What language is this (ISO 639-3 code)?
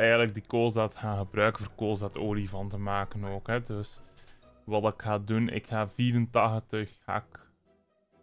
nld